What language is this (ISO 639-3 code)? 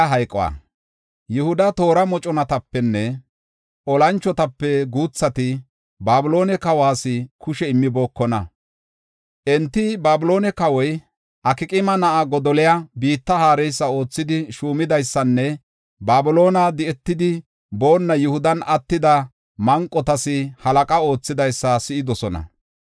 gof